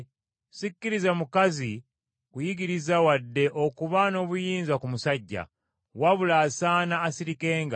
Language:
Ganda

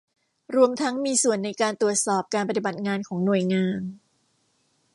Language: Thai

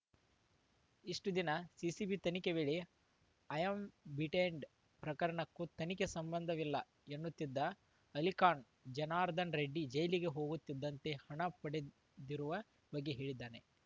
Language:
Kannada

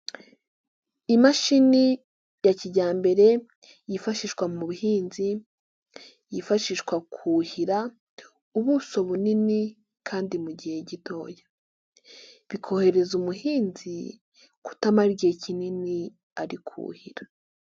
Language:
Kinyarwanda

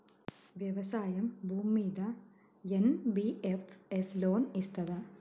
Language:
Telugu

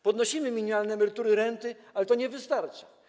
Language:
Polish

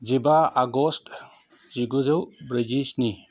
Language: Bodo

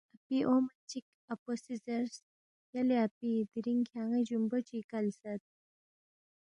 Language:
Balti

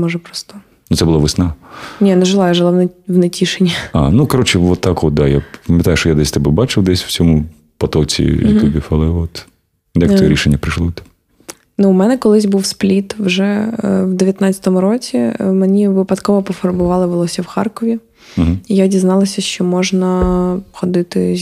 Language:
Ukrainian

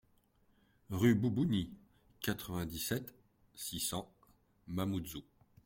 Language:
French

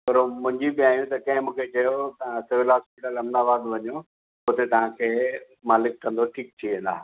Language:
Sindhi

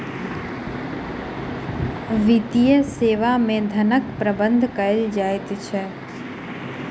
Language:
Maithili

